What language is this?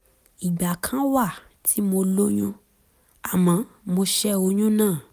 Yoruba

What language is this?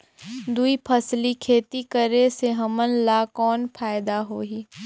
Chhattisgarhi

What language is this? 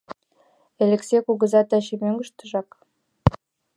Mari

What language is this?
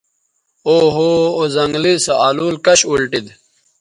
Bateri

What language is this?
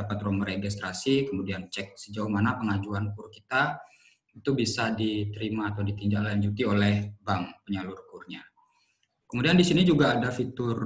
Indonesian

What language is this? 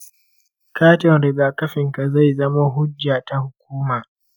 Hausa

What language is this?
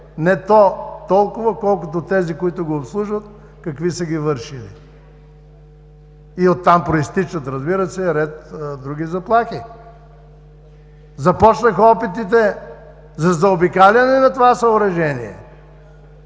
Bulgarian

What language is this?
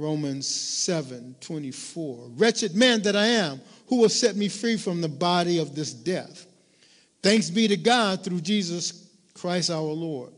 English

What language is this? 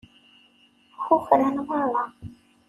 Kabyle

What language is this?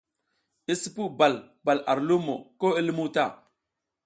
South Giziga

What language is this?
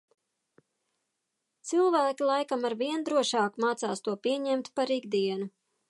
Latvian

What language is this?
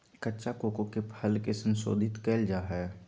Magahi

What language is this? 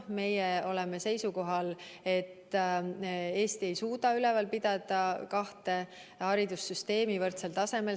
Estonian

